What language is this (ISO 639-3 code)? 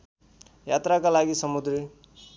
nep